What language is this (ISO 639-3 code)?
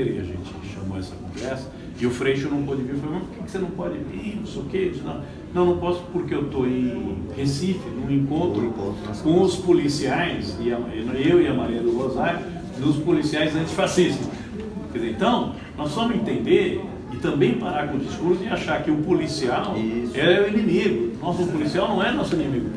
por